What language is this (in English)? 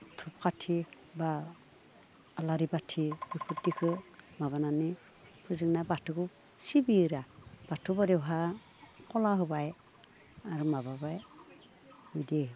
Bodo